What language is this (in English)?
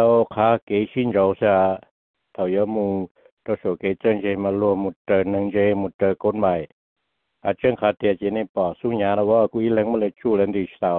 Thai